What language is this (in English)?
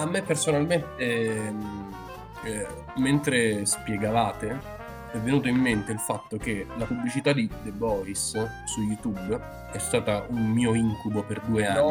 Italian